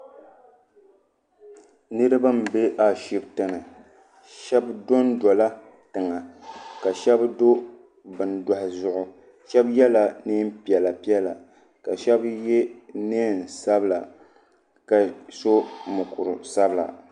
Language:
Dagbani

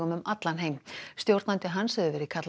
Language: Icelandic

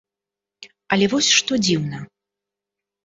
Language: Belarusian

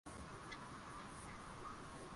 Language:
Swahili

